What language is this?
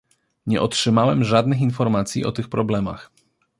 Polish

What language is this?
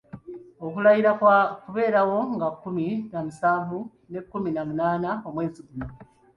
Ganda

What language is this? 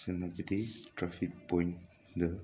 Manipuri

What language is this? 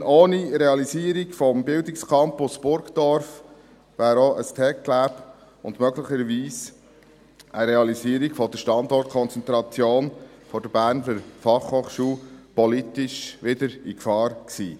Swiss German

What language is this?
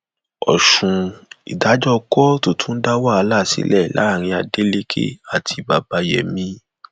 Yoruba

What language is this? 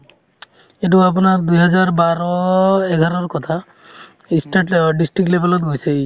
Assamese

